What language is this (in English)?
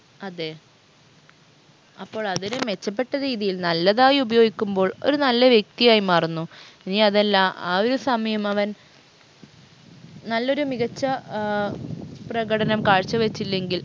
Malayalam